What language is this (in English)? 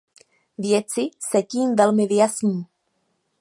Czech